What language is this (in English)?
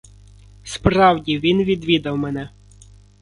Ukrainian